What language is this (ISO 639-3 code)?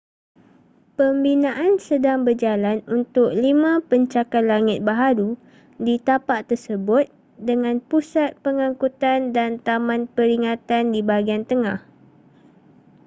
msa